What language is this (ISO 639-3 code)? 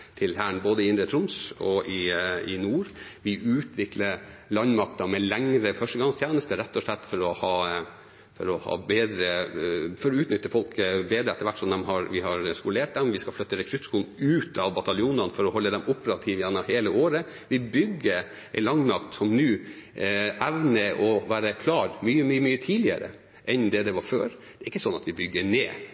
nob